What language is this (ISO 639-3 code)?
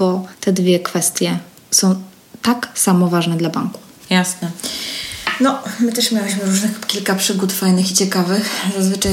pol